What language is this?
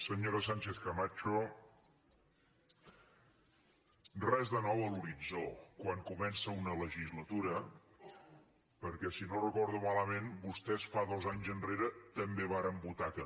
Catalan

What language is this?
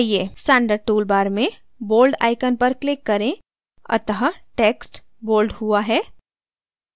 Hindi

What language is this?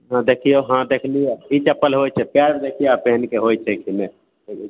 Maithili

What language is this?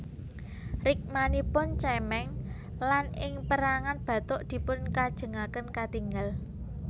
Javanese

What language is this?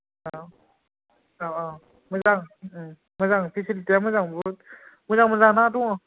Bodo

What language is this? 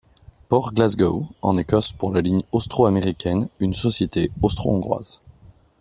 French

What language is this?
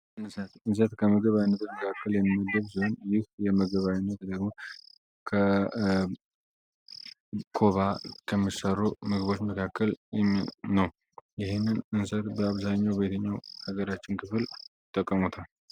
Amharic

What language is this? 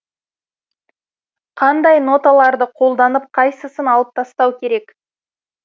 Kazakh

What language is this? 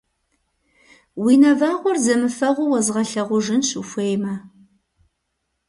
Kabardian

